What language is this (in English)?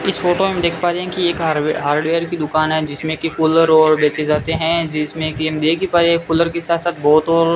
Hindi